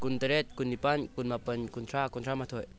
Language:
Manipuri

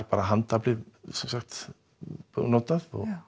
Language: Icelandic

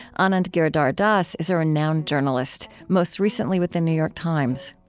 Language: English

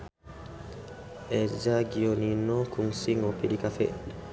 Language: Sundanese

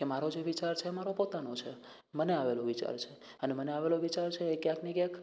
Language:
Gujarati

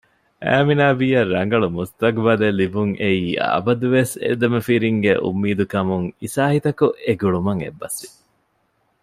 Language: Divehi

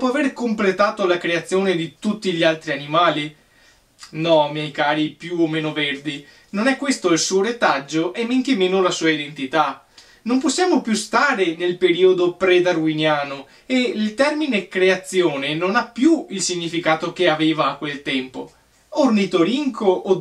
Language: Italian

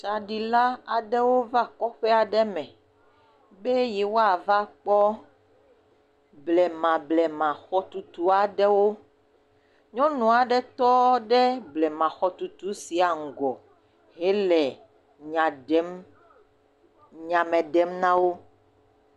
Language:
Ewe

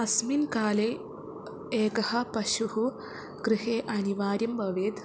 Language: Sanskrit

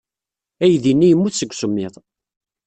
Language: Kabyle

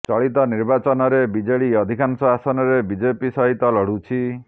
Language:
Odia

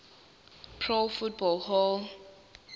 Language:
Zulu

